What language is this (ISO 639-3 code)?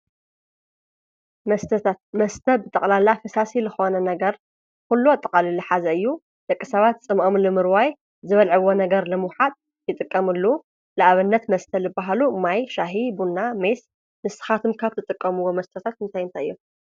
tir